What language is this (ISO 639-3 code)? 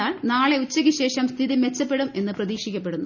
mal